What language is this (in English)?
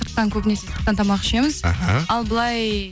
Kazakh